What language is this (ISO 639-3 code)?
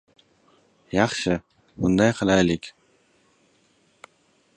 uzb